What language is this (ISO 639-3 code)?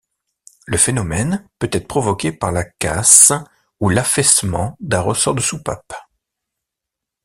fra